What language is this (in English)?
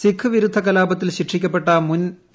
Malayalam